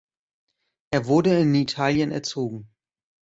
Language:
German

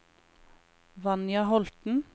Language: Norwegian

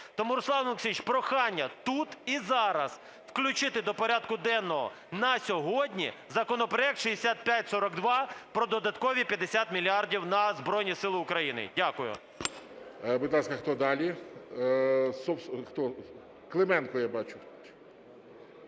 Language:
Ukrainian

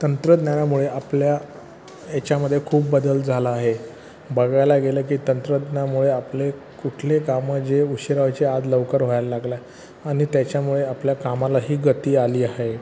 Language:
Marathi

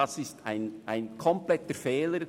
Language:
Swiss German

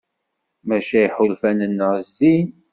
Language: Kabyle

